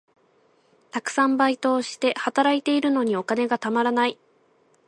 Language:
Japanese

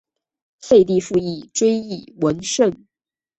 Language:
Chinese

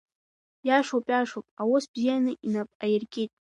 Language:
Abkhazian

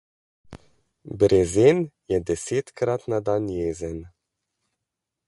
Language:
Slovenian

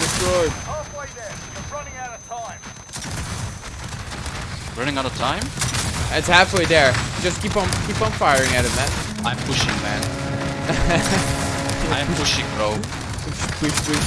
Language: English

